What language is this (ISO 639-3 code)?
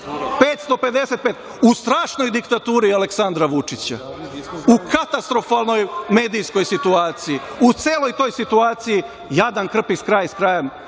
srp